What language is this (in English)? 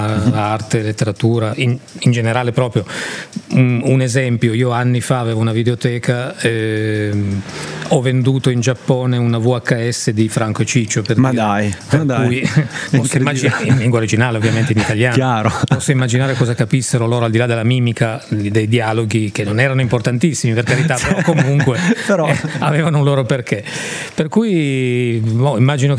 Italian